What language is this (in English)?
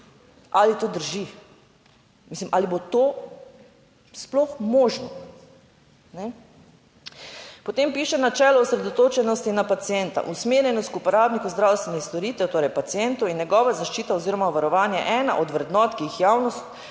Slovenian